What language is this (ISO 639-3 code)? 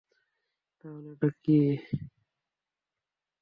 ben